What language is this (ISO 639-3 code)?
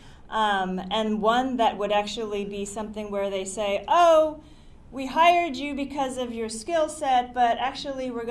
eng